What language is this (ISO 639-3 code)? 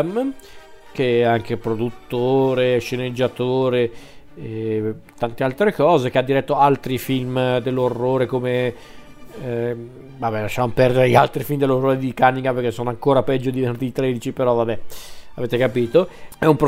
ita